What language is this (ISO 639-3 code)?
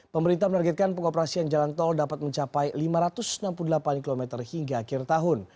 ind